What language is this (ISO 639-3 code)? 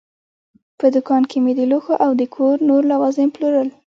pus